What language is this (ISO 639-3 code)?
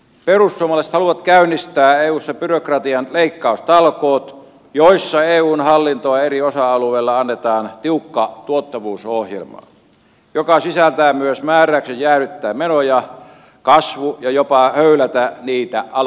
fin